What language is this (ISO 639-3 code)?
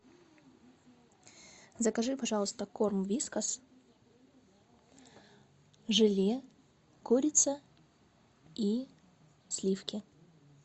rus